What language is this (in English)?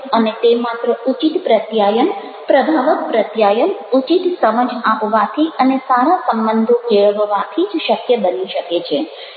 Gujarati